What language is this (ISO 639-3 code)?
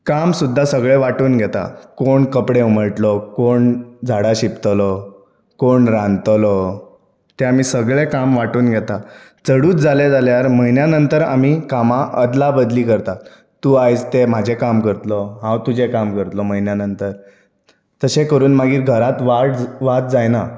kok